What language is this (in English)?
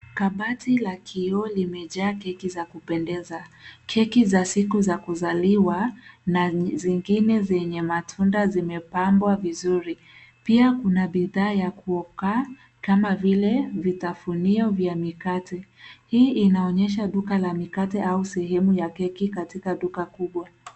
Swahili